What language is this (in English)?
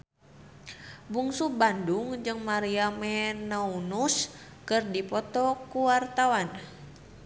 Sundanese